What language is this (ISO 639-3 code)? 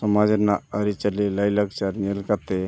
sat